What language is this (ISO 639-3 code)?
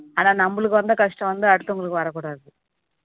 tam